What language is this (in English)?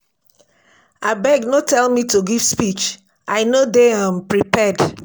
Nigerian Pidgin